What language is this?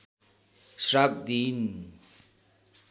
Nepali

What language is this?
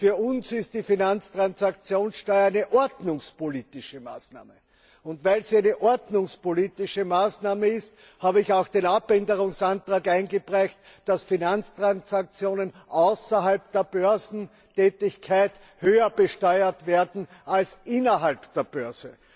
German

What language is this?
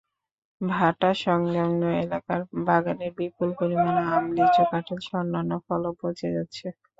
Bangla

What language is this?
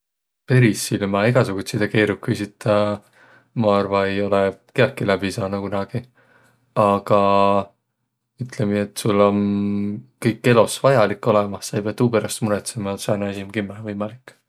Võro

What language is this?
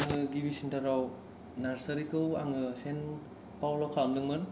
Bodo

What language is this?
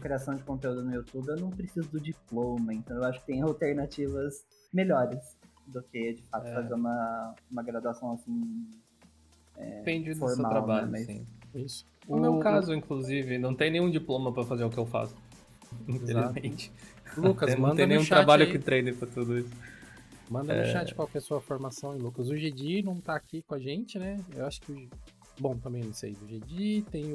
Portuguese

